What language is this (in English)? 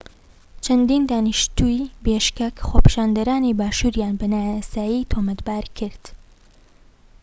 Central Kurdish